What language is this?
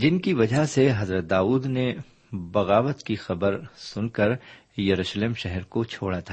Urdu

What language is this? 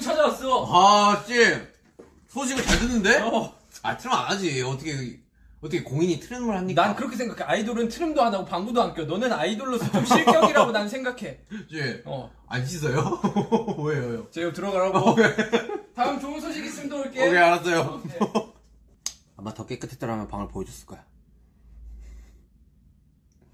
Korean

